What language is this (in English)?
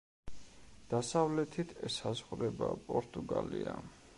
Georgian